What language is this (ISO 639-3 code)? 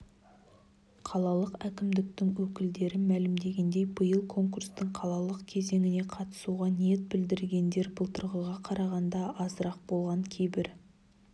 kaz